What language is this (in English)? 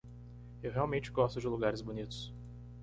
Portuguese